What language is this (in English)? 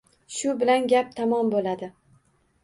Uzbek